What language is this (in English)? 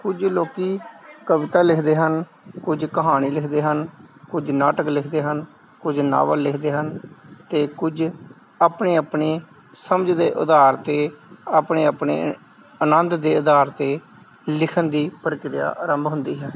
Punjabi